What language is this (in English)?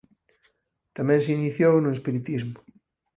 Galician